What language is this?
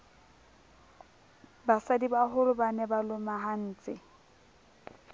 Southern Sotho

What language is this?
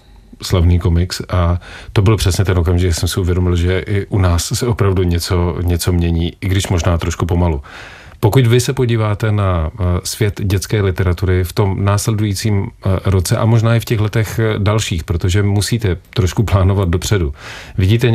Czech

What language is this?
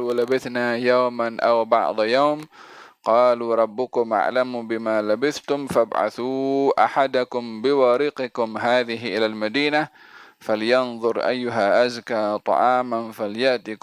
Malay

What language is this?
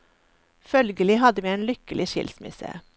Norwegian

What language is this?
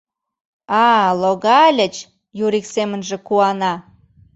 Mari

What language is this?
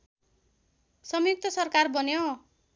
Nepali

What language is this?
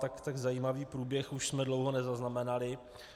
Czech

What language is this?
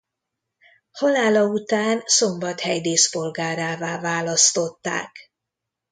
Hungarian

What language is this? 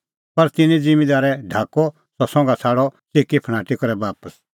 Kullu Pahari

